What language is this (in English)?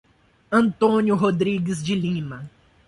Portuguese